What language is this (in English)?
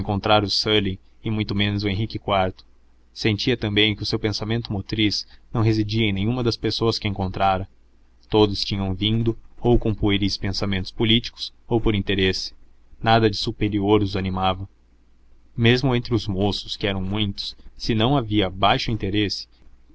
Portuguese